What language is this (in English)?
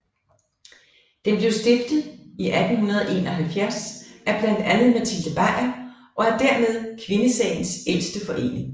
Danish